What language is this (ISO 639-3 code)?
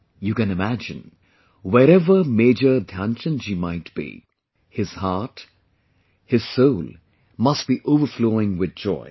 eng